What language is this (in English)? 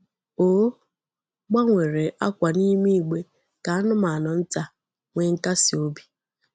Igbo